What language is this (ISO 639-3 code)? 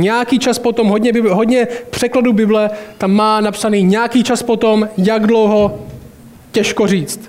ces